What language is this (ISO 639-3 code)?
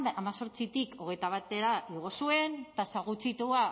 eus